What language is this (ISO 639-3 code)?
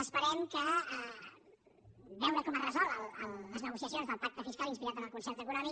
cat